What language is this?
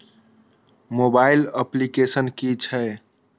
Maithili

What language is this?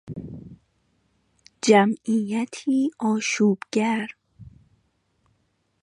Persian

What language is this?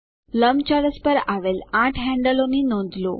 Gujarati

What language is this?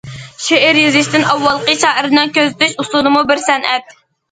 Uyghur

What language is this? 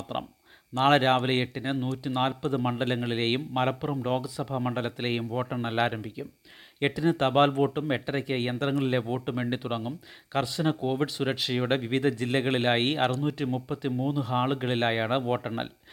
Malayalam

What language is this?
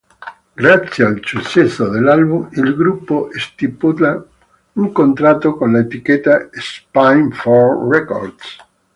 Italian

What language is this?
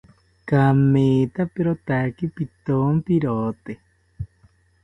South Ucayali Ashéninka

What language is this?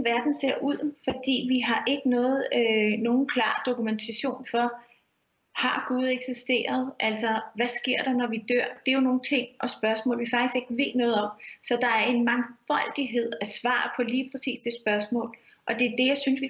Danish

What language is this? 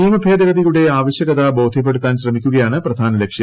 Malayalam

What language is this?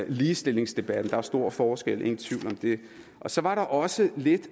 Danish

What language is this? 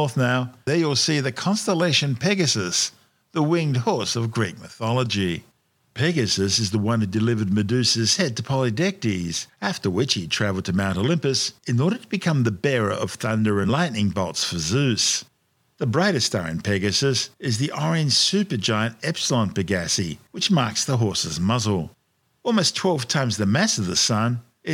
English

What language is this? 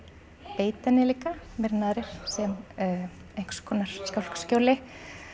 Icelandic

